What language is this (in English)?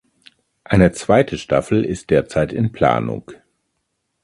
German